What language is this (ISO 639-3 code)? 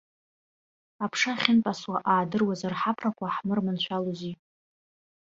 abk